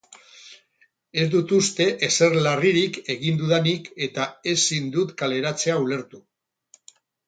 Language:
Basque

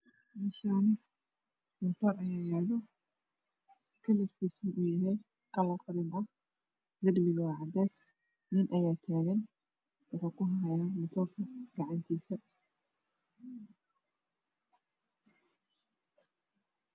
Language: Somali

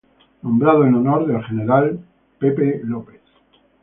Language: Spanish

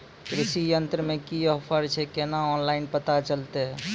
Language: Maithili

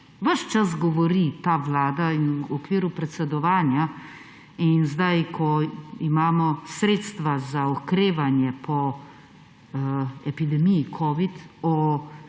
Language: Slovenian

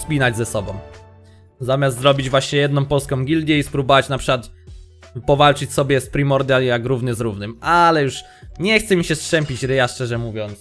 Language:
Polish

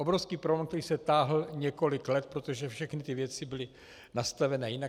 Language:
Czech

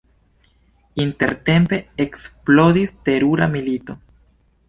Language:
Esperanto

